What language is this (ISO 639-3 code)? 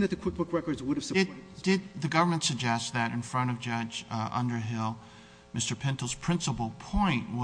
eng